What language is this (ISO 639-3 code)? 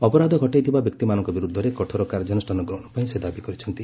ori